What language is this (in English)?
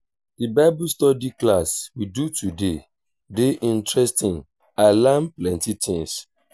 Nigerian Pidgin